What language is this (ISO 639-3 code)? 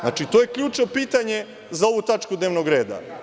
srp